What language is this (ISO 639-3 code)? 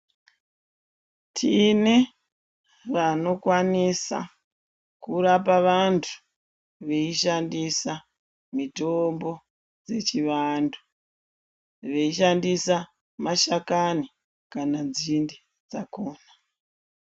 ndc